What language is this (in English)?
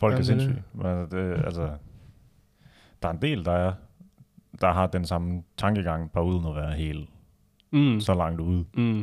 Danish